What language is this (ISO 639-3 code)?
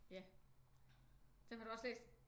dan